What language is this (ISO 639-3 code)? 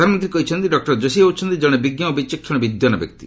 ori